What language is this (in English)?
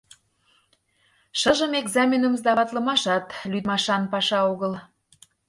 Mari